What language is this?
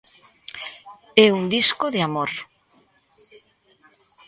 Galician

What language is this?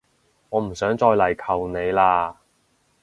Cantonese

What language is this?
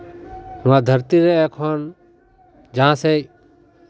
Santali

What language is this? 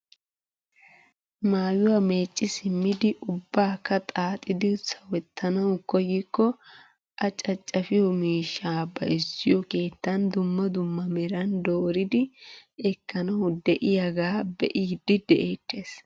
Wolaytta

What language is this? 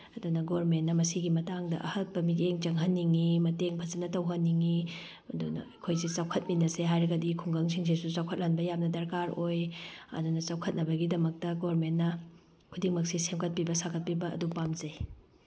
Manipuri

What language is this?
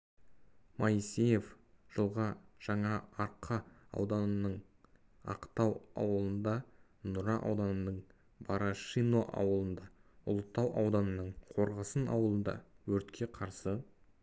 Kazakh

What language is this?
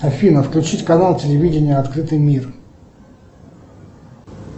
Russian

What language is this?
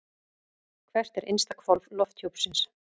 Icelandic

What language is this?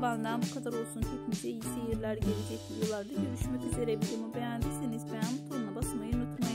Turkish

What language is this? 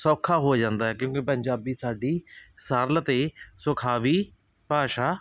Punjabi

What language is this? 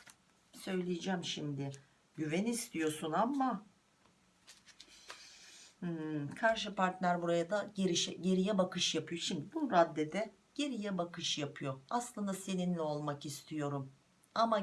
Turkish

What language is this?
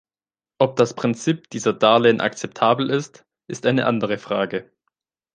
German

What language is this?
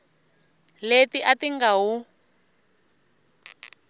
Tsonga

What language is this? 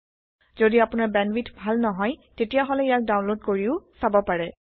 Assamese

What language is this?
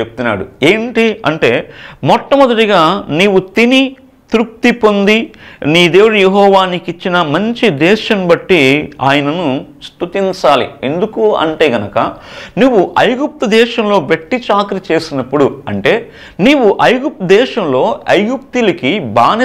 Telugu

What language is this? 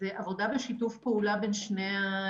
Hebrew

